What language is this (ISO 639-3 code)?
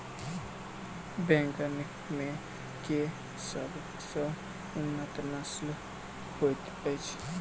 mai